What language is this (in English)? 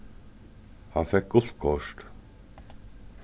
Faroese